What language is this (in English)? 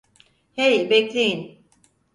Turkish